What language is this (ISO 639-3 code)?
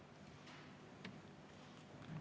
est